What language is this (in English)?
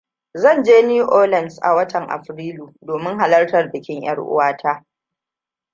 Hausa